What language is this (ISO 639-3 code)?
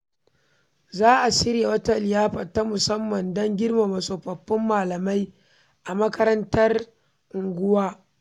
hau